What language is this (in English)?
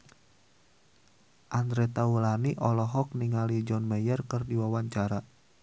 Sundanese